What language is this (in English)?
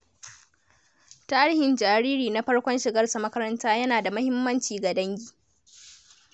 Hausa